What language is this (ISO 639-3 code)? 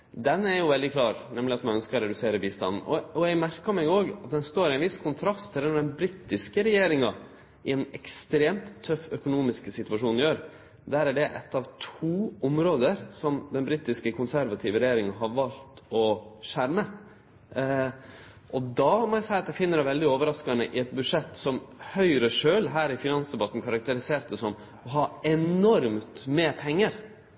nno